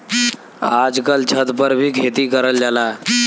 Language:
Bhojpuri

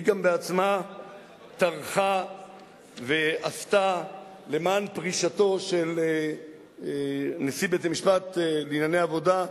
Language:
Hebrew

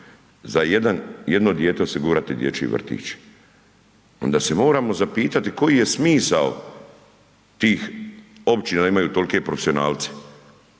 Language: Croatian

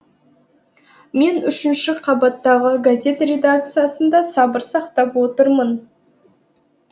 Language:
Kazakh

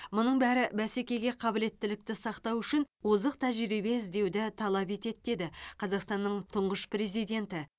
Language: Kazakh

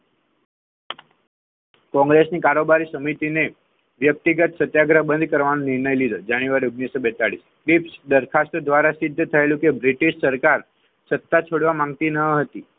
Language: Gujarati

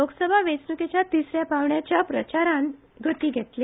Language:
Konkani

